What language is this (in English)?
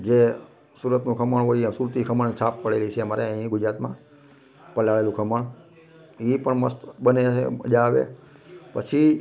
Gujarati